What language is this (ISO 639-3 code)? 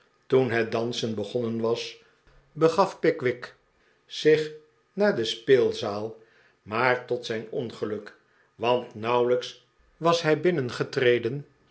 nld